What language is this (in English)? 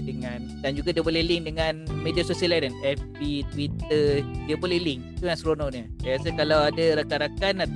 Malay